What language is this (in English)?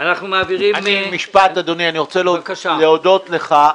Hebrew